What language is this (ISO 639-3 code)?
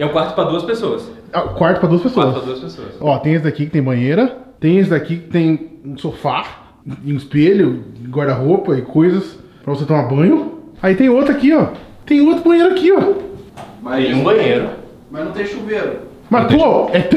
por